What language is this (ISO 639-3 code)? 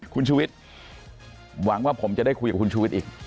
tha